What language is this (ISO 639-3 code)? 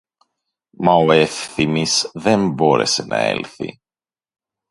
ell